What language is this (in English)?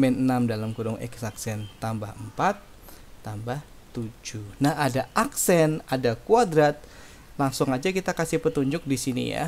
Indonesian